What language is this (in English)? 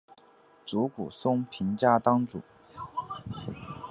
Chinese